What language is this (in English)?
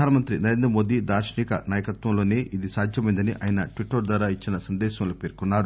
Telugu